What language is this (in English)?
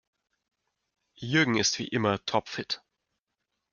German